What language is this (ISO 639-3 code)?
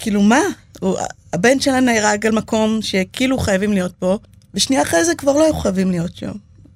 heb